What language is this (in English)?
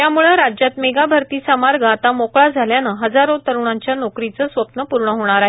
Marathi